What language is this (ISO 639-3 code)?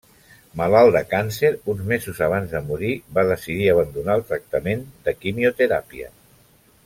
cat